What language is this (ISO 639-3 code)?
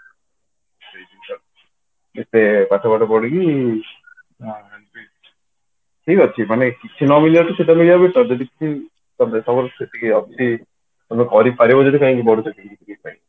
ori